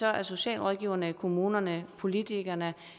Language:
Danish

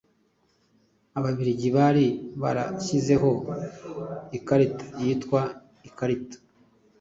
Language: Kinyarwanda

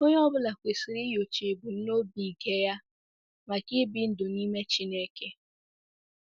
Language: Igbo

